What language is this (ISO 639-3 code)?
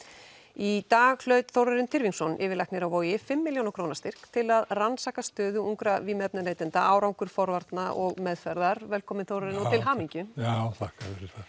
isl